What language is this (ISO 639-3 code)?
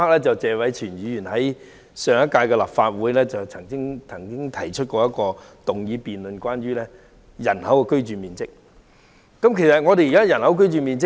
yue